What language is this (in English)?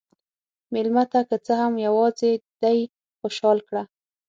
Pashto